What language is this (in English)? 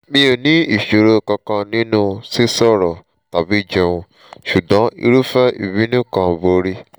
Yoruba